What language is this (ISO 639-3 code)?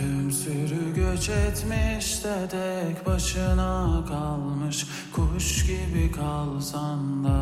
tur